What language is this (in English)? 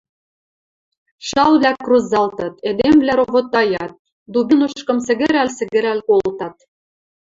Western Mari